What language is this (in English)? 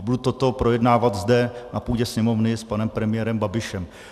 Czech